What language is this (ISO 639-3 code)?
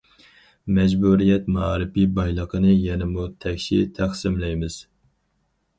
uig